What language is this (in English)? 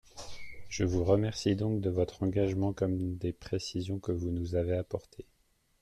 French